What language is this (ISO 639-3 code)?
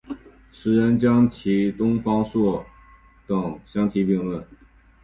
zho